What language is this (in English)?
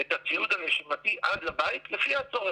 Hebrew